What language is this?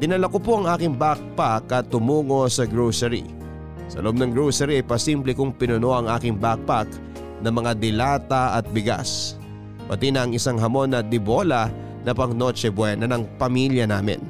Filipino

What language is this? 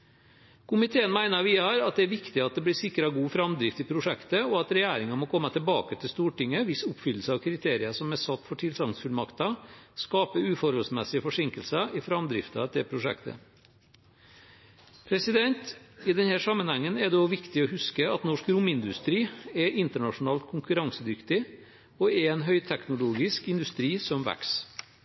Norwegian Bokmål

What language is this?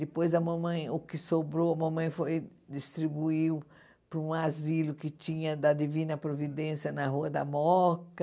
Portuguese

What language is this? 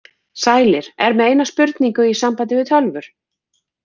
Icelandic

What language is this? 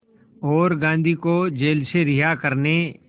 Hindi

